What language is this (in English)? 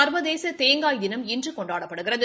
Tamil